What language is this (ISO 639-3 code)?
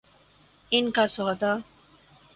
urd